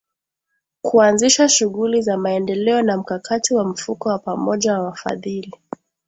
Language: Swahili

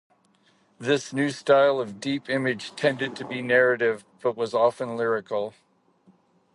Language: English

